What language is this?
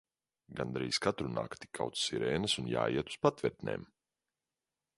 Latvian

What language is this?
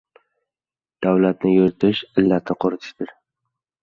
Uzbek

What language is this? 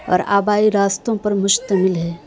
Urdu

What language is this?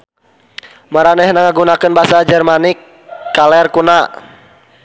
Sundanese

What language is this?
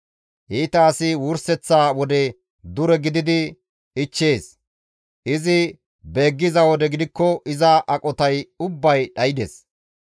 Gamo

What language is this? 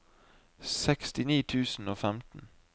Norwegian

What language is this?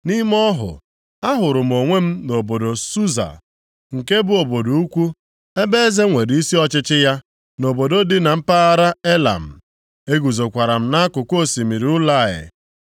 Igbo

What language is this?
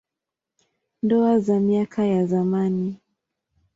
Swahili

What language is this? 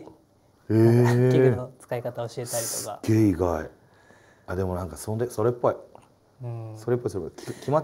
Japanese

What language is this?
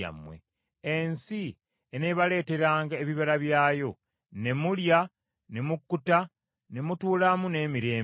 Ganda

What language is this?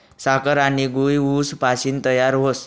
Marathi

